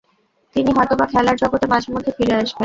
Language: Bangla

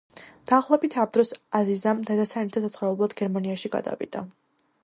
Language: Georgian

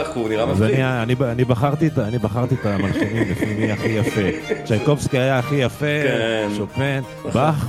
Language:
Hebrew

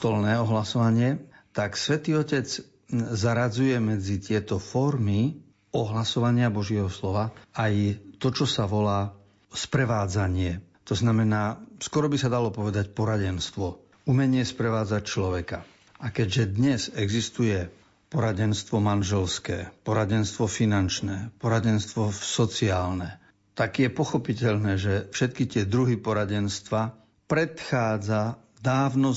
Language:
Slovak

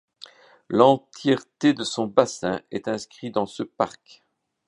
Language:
French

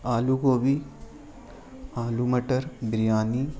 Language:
Urdu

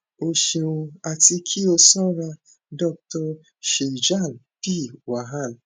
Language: Yoruba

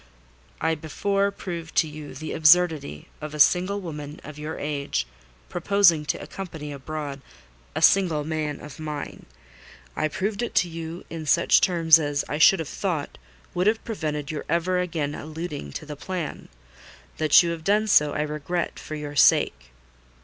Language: English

